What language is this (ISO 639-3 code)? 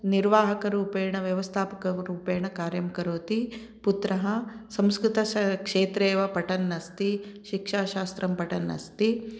san